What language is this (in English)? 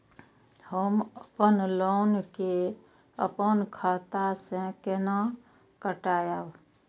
Maithili